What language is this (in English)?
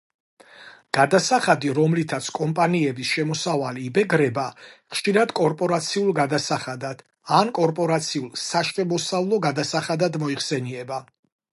Georgian